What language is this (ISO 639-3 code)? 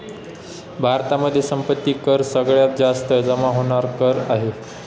mar